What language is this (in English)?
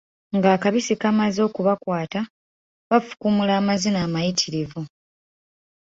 Ganda